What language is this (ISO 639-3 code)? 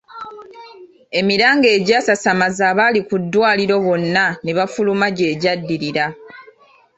lug